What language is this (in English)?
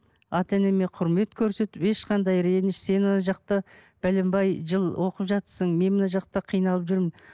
Kazakh